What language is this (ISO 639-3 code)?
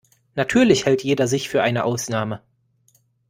deu